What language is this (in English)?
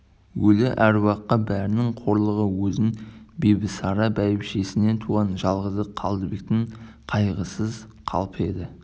Kazakh